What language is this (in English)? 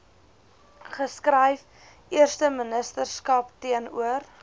Afrikaans